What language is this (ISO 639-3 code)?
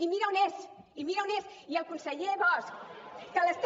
cat